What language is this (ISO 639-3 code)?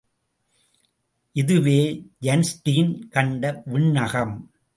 tam